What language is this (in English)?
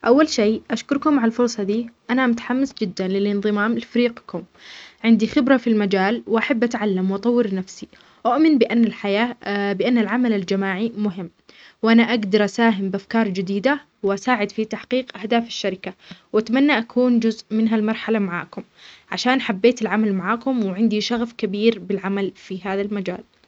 Omani Arabic